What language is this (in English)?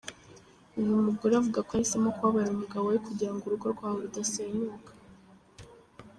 Kinyarwanda